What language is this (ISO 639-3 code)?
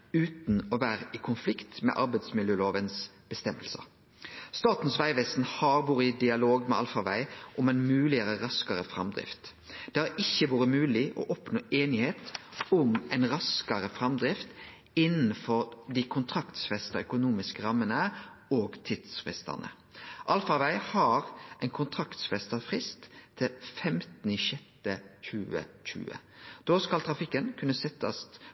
nno